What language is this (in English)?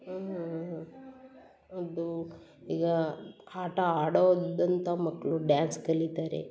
Kannada